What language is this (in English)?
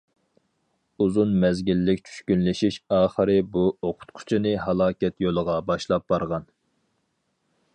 Uyghur